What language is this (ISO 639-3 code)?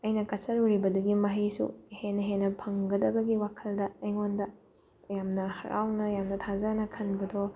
mni